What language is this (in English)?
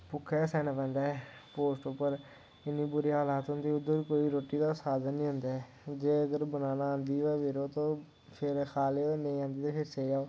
Dogri